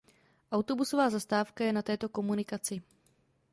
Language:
Czech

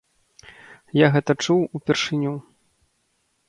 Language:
Belarusian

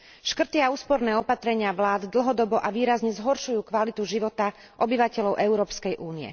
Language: Slovak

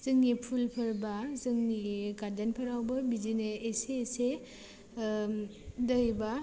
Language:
Bodo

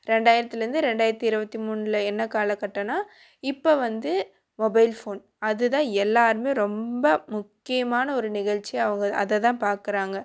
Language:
Tamil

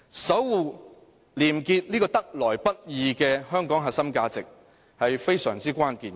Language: Cantonese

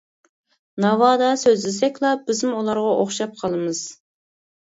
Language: Uyghur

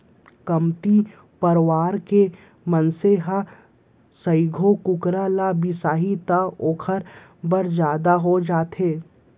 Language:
Chhattisgarhi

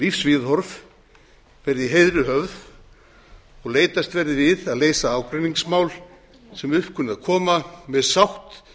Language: Icelandic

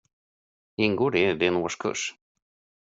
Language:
Swedish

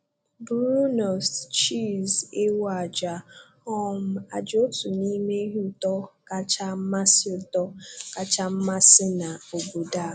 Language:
Igbo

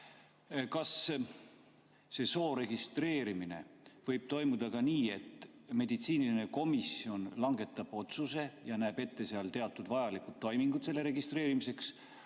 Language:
Estonian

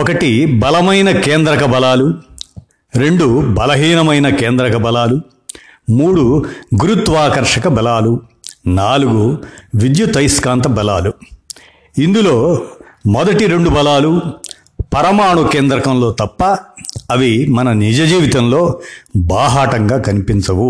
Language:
Telugu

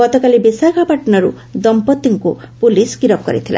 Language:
Odia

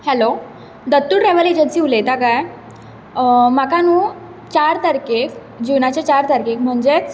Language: Konkani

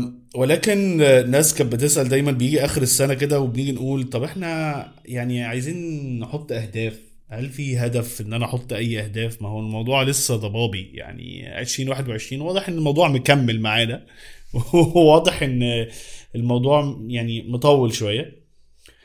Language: Arabic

